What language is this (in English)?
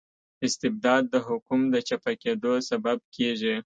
Pashto